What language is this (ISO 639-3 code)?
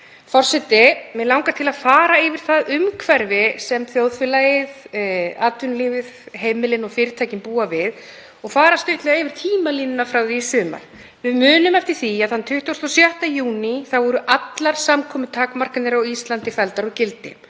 isl